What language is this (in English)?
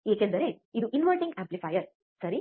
Kannada